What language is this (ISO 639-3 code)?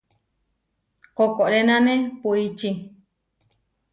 var